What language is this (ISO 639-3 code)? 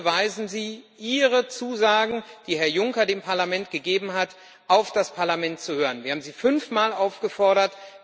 deu